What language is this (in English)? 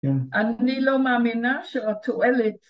Hebrew